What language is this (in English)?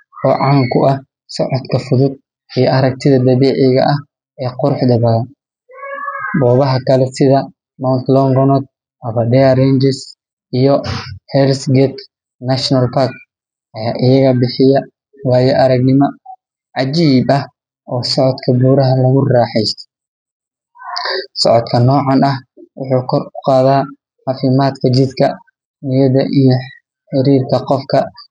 Somali